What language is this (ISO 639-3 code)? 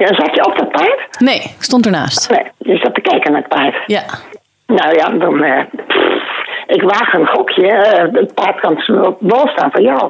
nld